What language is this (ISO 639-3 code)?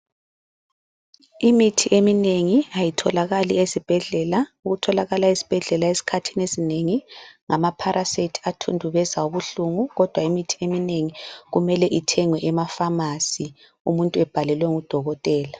nde